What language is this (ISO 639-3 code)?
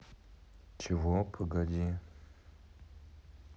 rus